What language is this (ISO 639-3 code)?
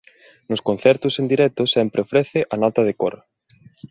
glg